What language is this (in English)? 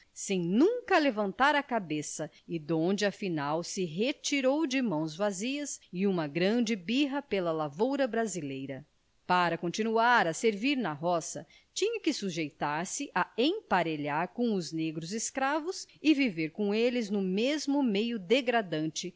Portuguese